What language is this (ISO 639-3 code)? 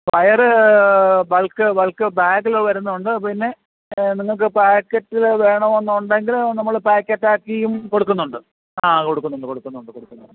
mal